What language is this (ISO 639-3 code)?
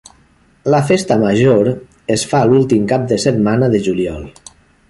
cat